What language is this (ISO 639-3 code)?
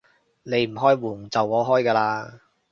yue